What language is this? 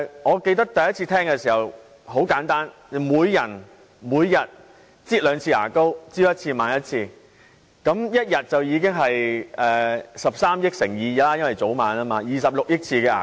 Cantonese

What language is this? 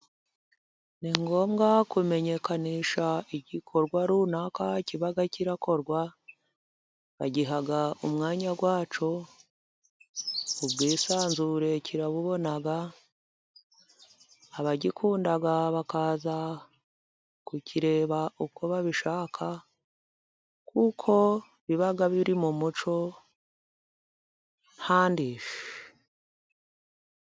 Kinyarwanda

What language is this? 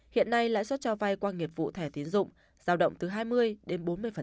Vietnamese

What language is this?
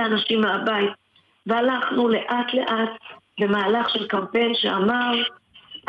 Hebrew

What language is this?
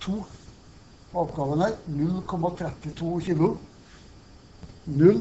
Norwegian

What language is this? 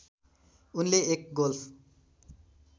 Nepali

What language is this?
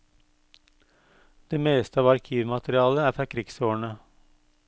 Norwegian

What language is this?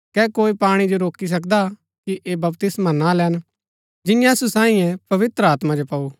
Gaddi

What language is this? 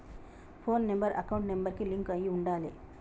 Telugu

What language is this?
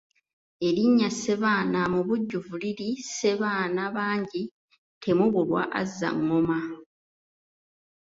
Ganda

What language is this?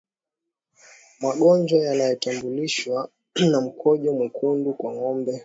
Swahili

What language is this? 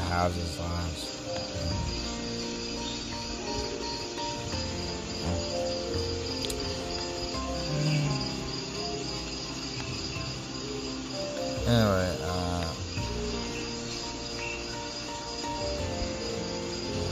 English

